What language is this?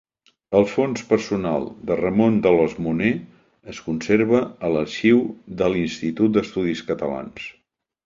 Catalan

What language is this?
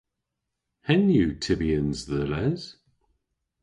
Cornish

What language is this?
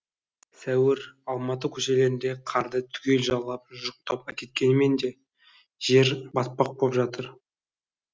Kazakh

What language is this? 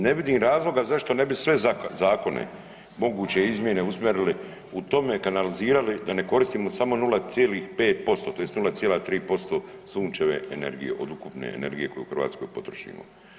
Croatian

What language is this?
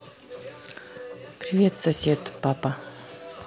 Russian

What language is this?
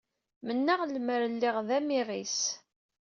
Kabyle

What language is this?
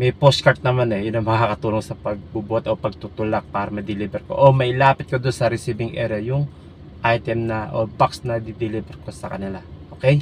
Filipino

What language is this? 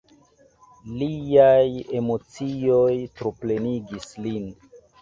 Esperanto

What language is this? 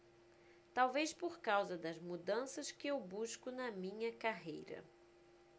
Portuguese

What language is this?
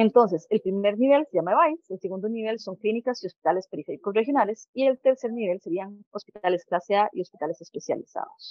Spanish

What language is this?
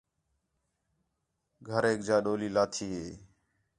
Khetrani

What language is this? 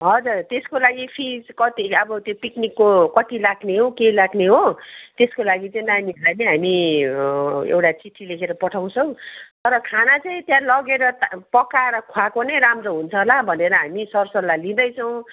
Nepali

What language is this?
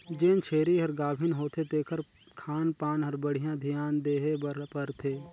Chhattisgarhi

